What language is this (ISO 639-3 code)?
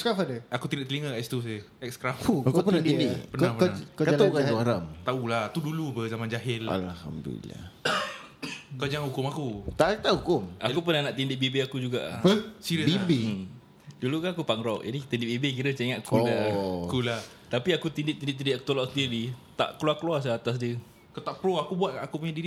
msa